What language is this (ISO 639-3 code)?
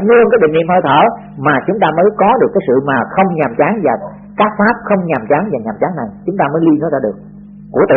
vie